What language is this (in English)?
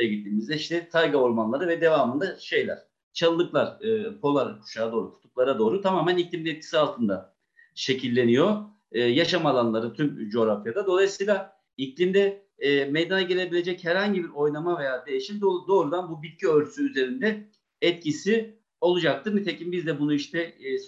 Turkish